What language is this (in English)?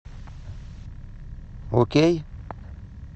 Russian